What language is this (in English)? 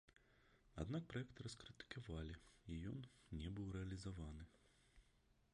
Belarusian